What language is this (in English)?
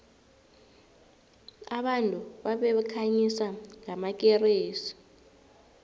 South Ndebele